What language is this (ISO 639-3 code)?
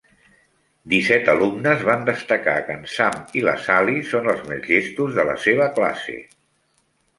cat